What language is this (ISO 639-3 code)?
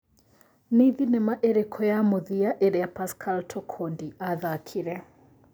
kik